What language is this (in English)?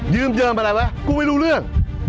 Thai